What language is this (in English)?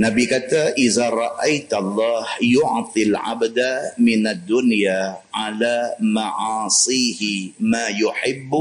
Malay